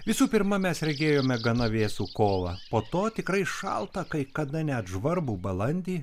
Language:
Lithuanian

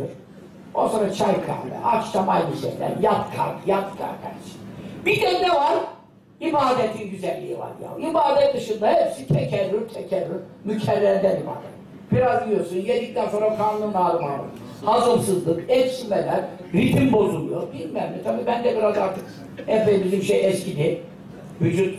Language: Turkish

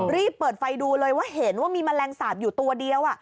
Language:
Thai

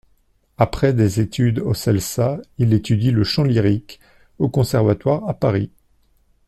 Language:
French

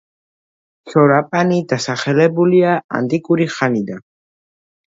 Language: Georgian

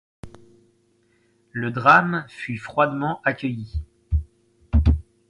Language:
French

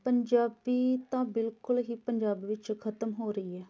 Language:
Punjabi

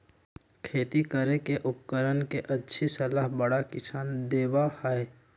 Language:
Magahi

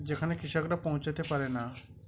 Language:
Bangla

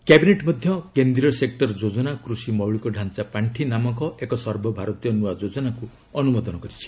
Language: Odia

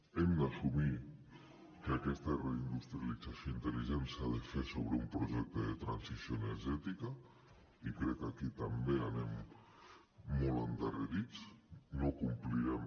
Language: Catalan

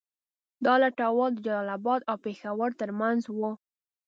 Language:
Pashto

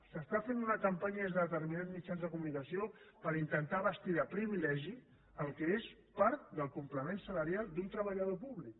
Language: Catalan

